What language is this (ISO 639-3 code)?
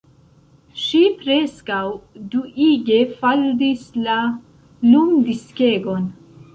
epo